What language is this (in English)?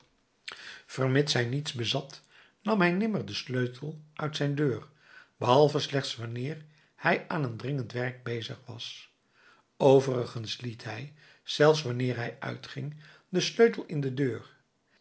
Dutch